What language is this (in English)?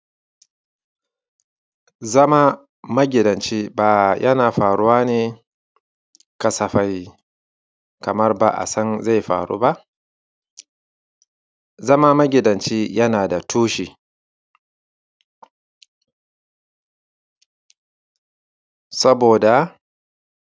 Hausa